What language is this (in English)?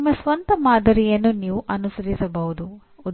Kannada